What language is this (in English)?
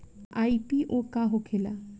Bhojpuri